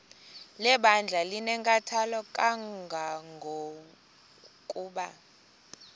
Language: Xhosa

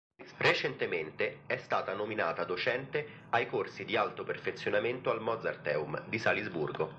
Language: Italian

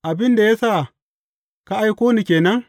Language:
Hausa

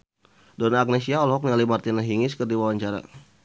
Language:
Sundanese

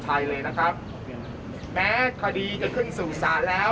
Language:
Thai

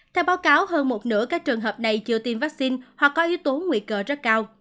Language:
Vietnamese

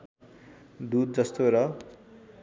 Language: Nepali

